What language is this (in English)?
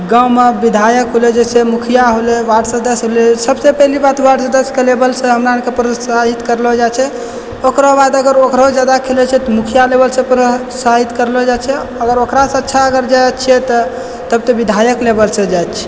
Maithili